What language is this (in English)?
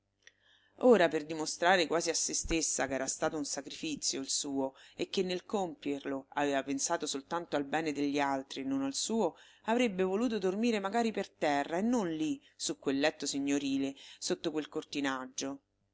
Italian